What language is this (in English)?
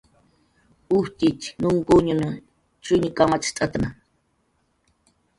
Jaqaru